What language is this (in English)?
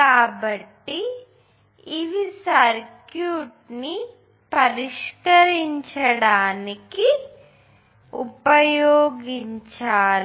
Telugu